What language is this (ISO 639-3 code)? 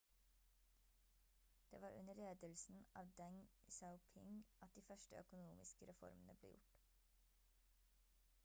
nob